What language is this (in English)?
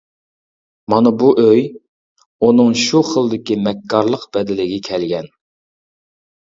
Uyghur